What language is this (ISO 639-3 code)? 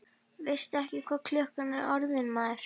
isl